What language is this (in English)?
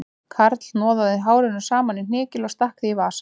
Icelandic